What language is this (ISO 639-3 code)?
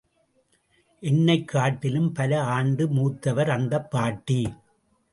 tam